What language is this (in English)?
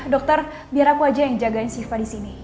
Indonesian